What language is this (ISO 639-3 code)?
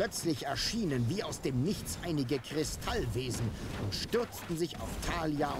deu